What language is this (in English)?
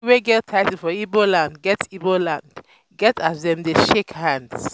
Nigerian Pidgin